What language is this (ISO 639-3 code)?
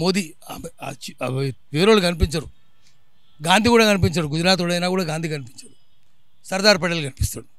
tel